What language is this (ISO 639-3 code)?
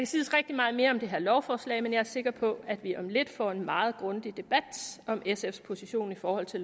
dan